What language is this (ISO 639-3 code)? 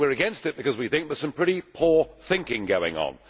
eng